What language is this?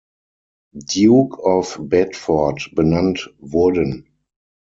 German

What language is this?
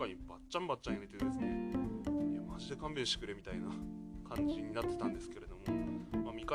Japanese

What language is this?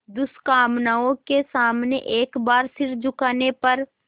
Hindi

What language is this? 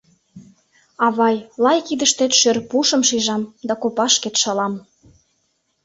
Mari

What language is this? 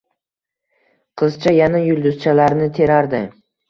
Uzbek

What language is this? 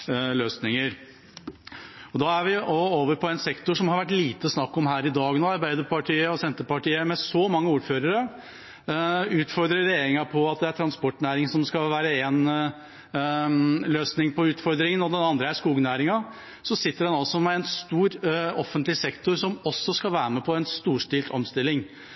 Norwegian Bokmål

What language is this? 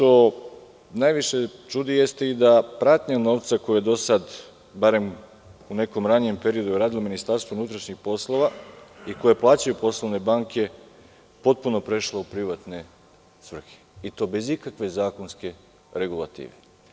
Serbian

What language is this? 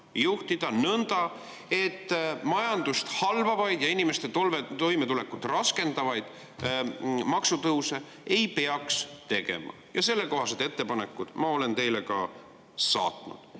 Estonian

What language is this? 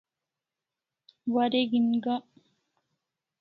Kalasha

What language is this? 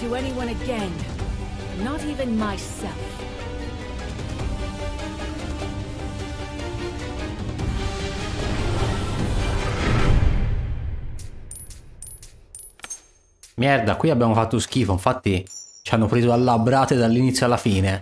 Italian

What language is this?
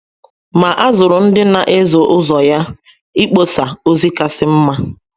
Igbo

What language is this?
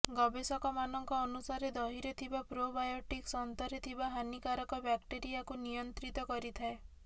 Odia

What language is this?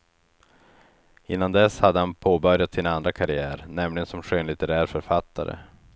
Swedish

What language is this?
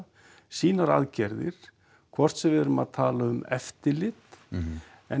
Icelandic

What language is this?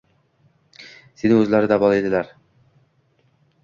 Uzbek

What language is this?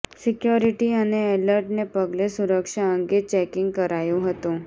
Gujarati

